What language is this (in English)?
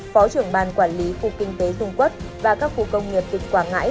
Vietnamese